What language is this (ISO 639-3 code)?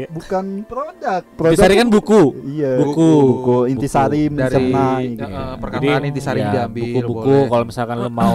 ind